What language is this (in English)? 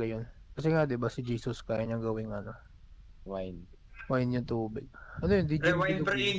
Filipino